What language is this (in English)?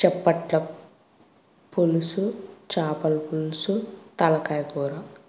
Telugu